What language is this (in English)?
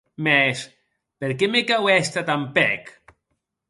Occitan